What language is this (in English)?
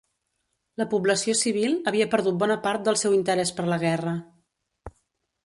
Catalan